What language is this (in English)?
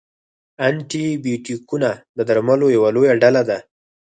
Pashto